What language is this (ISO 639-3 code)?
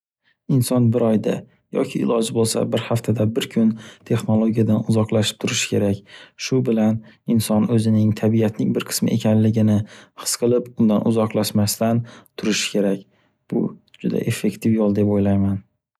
uzb